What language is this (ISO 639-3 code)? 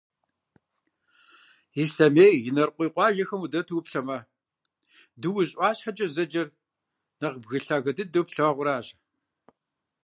kbd